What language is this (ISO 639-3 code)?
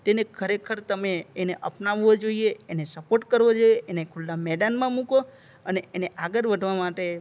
guj